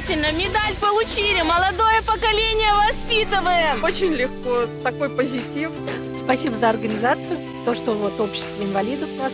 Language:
Russian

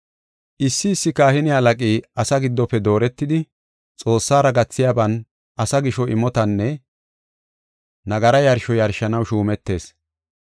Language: Gofa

